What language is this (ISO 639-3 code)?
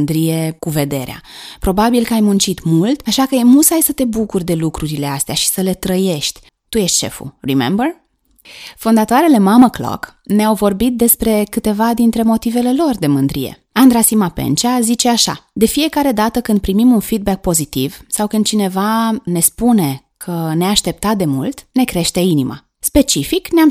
ron